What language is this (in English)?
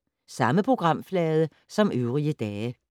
Danish